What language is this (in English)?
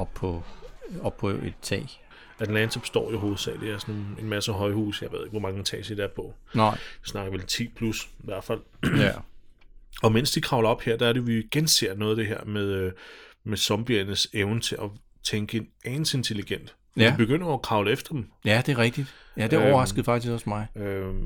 Danish